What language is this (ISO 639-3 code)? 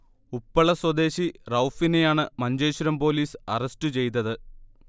mal